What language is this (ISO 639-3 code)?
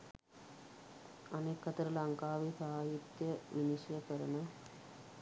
sin